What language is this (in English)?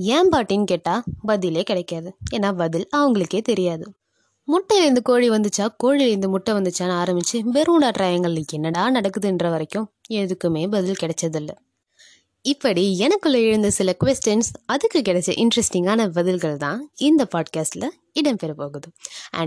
Tamil